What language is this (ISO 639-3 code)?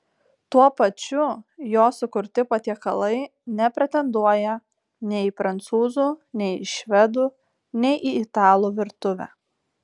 lit